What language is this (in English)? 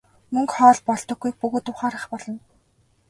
Mongolian